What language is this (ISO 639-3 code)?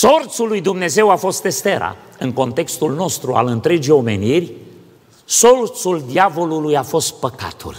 ron